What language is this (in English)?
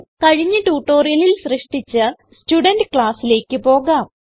Malayalam